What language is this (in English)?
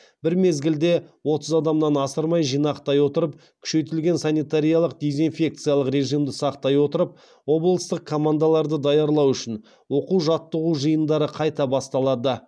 Kazakh